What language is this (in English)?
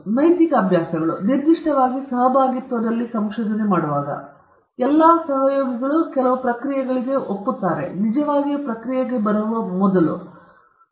Kannada